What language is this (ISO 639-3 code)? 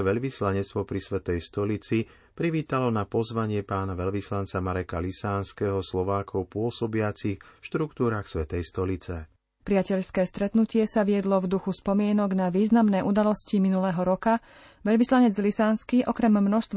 slk